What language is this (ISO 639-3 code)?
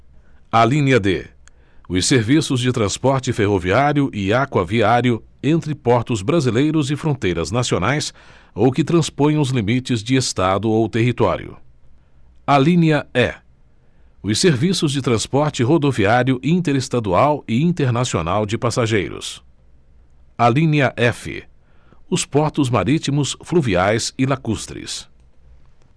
por